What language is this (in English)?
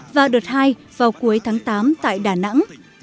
Vietnamese